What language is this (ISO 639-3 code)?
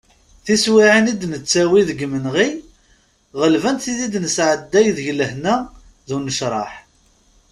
kab